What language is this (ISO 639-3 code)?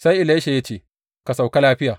hau